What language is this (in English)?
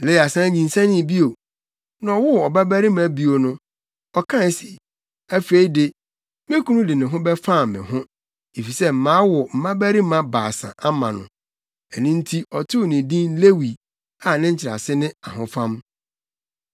Akan